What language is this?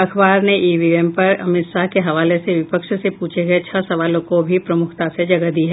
Hindi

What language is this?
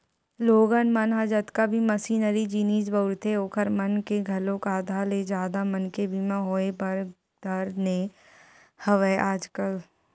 Chhattisgarhi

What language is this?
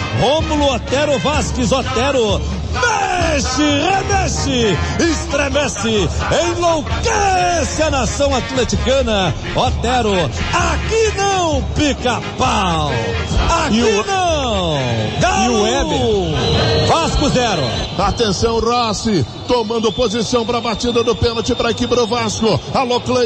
Portuguese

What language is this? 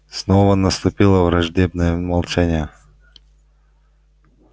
Russian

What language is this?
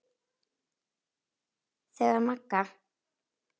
Icelandic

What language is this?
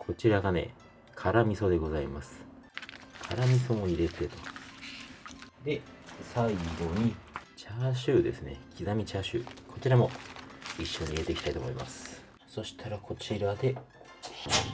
Japanese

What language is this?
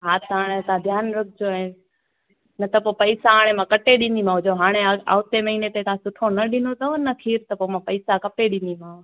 Sindhi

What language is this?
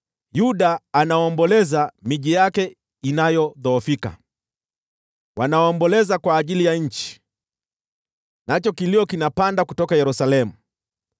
Swahili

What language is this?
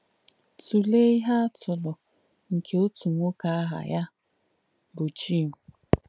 Igbo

